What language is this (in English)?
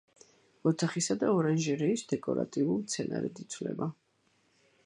Georgian